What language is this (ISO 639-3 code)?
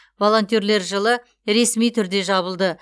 kaz